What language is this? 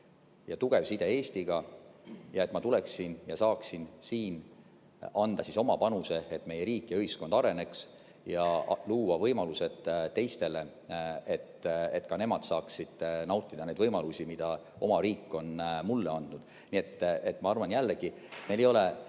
Estonian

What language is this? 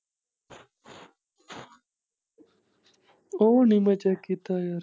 Punjabi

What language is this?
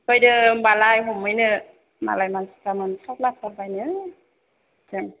Bodo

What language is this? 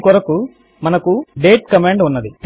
Telugu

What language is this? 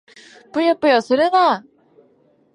Japanese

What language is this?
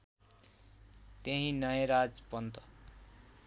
Nepali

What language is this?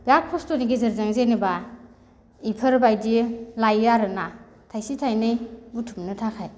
Bodo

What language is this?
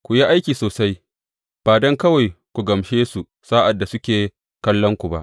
Hausa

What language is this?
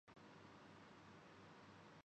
Urdu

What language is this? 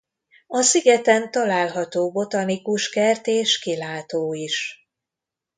Hungarian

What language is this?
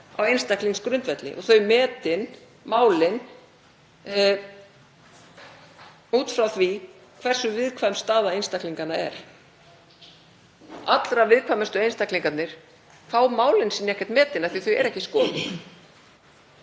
Icelandic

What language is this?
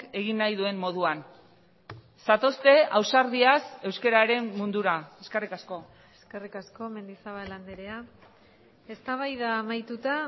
Basque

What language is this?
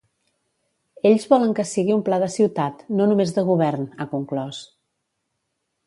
Catalan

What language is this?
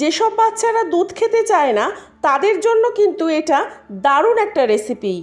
Bangla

